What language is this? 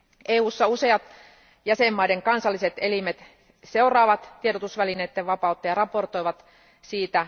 Finnish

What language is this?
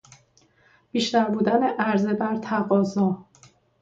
Persian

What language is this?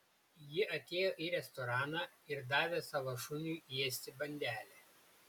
Lithuanian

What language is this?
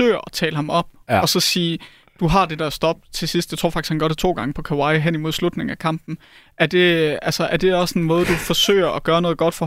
Danish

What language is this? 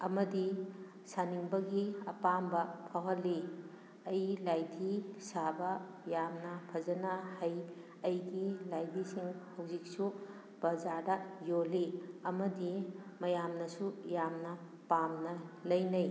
Manipuri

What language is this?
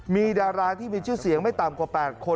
Thai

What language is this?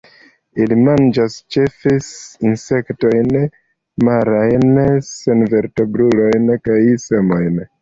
Esperanto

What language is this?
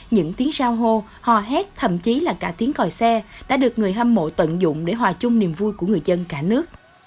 Vietnamese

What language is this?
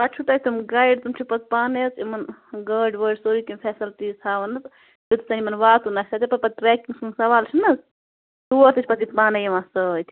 Kashmiri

